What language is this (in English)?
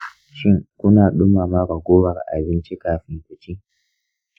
Hausa